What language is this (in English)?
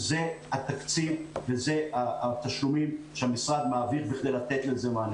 Hebrew